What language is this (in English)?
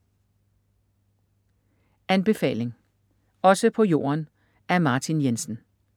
Danish